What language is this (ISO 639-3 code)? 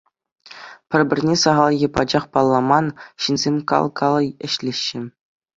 chv